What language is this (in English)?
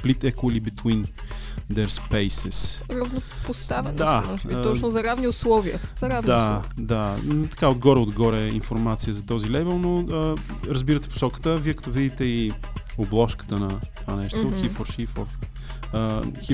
Bulgarian